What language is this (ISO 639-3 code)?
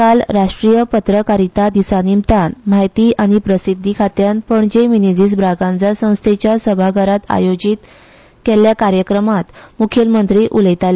kok